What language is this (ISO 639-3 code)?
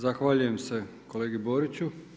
hrv